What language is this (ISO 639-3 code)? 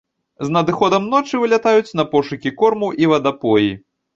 bel